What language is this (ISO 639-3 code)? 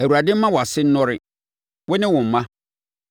aka